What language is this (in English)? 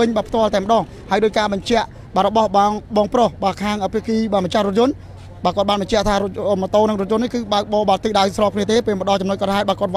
Thai